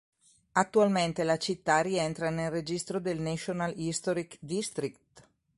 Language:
Italian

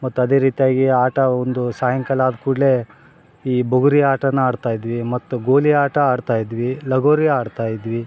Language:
Kannada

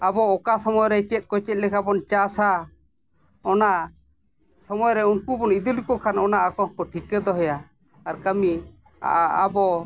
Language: Santali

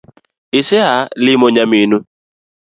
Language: Luo (Kenya and Tanzania)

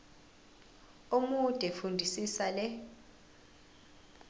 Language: Zulu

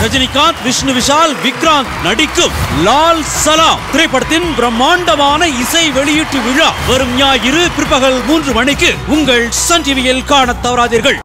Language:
Tamil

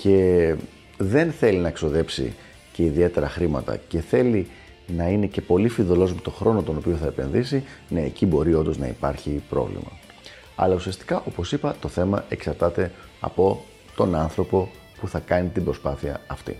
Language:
Greek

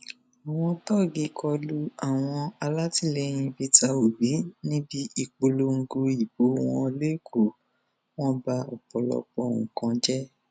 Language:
Yoruba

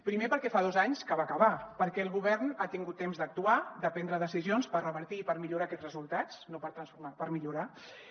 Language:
Catalan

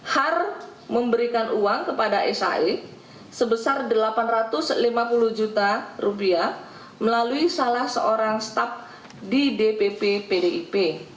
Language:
Indonesian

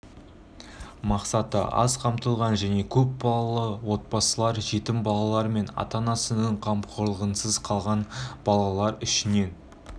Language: Kazakh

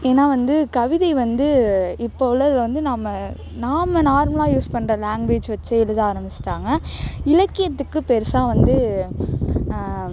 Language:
Tamil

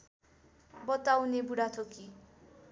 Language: Nepali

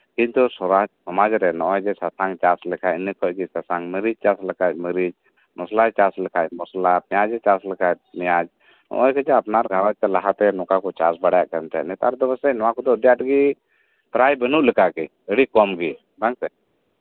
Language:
Santali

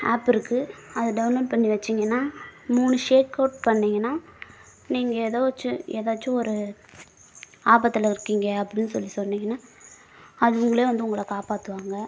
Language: Tamil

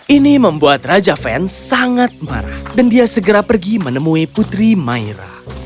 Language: Indonesian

